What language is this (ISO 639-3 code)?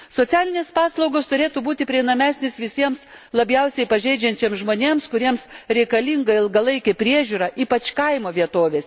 lit